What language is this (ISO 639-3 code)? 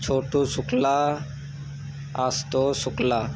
hin